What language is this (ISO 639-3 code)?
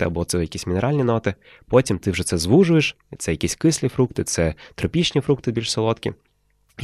ukr